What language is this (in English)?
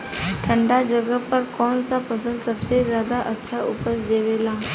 Bhojpuri